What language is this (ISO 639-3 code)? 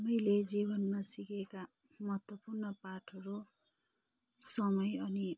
nep